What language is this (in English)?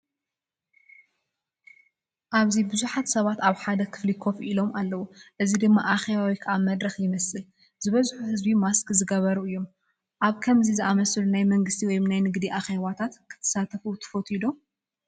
Tigrinya